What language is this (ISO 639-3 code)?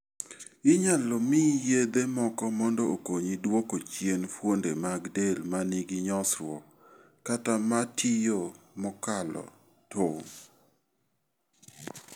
luo